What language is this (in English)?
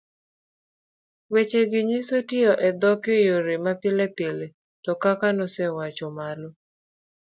Luo (Kenya and Tanzania)